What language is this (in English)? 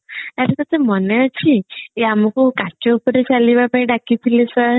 Odia